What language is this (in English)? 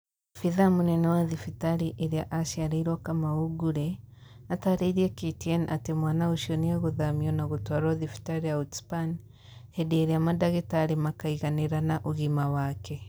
Kikuyu